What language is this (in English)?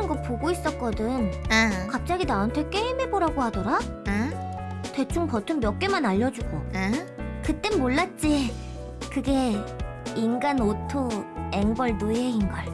Korean